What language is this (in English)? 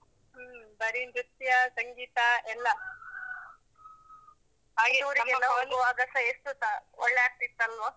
Kannada